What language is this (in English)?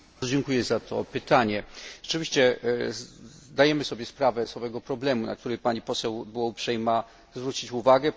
Polish